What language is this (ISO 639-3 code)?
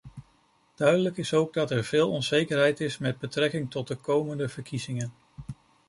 nld